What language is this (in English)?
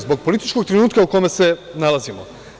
Serbian